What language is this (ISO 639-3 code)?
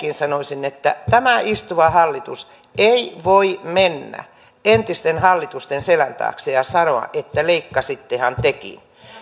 fin